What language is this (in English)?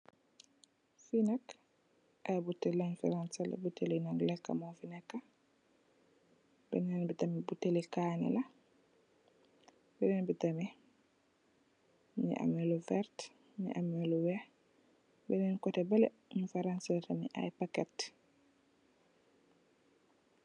Wolof